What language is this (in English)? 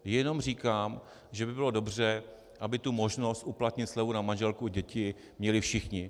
Czech